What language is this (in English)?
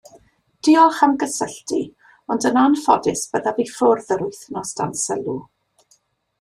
Welsh